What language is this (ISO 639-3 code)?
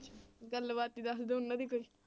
pan